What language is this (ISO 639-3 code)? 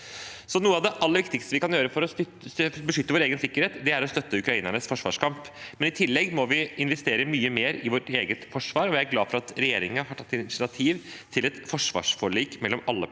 nor